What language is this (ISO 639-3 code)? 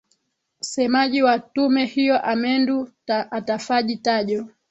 swa